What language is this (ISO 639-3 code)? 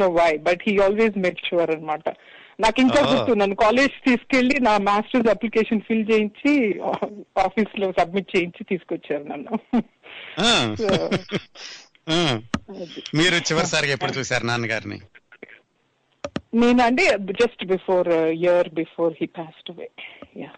tel